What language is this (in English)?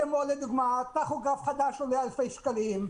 Hebrew